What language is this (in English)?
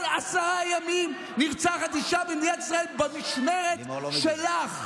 Hebrew